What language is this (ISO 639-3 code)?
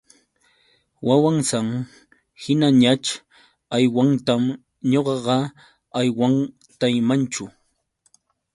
qux